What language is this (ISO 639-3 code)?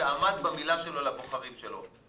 heb